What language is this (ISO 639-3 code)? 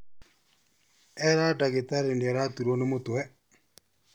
kik